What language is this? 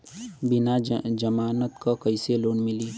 Bhojpuri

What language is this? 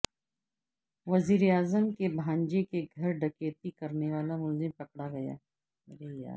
Urdu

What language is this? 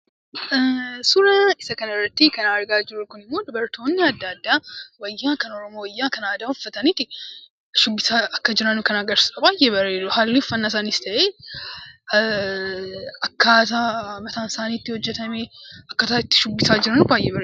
Oromo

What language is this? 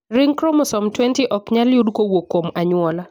Luo (Kenya and Tanzania)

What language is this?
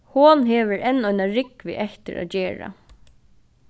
Faroese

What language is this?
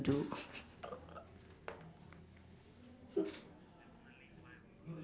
English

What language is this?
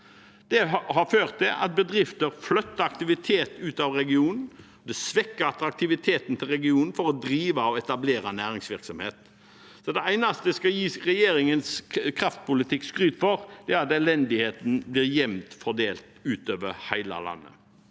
Norwegian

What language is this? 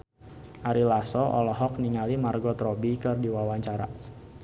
Sundanese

